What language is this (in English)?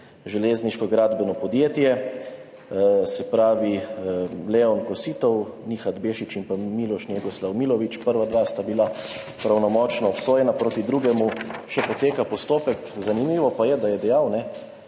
Slovenian